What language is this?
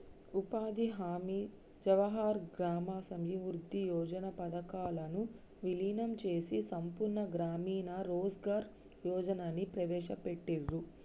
Telugu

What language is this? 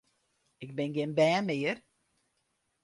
Western Frisian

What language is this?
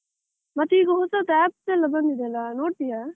Kannada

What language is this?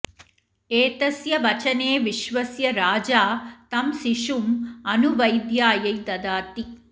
Sanskrit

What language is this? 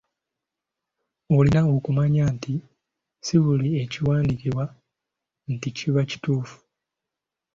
Ganda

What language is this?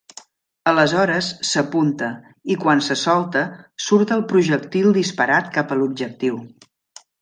Catalan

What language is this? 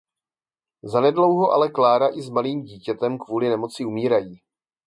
Czech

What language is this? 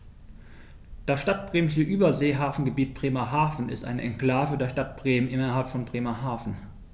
German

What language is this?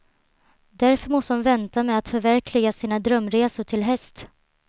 Swedish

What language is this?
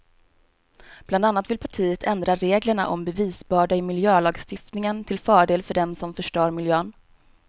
Swedish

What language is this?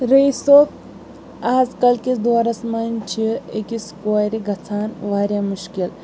Kashmiri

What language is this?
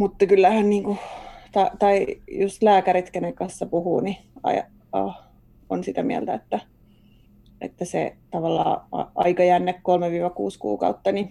Finnish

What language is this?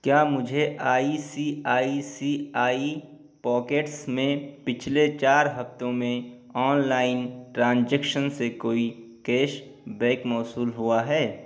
Urdu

